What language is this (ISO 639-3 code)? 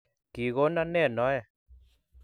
kln